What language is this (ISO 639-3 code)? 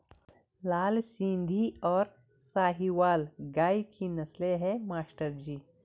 hin